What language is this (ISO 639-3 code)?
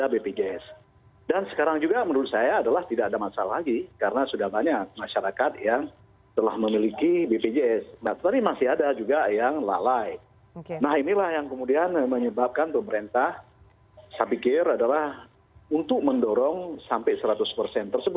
ind